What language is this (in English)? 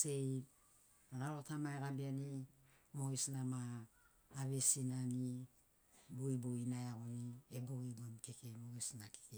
Sinaugoro